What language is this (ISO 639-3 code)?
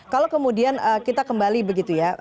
ind